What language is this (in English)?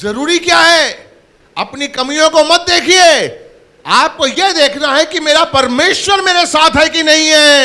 Hindi